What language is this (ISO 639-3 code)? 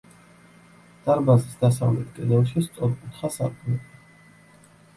kat